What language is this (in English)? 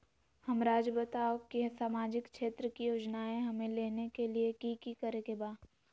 Magahi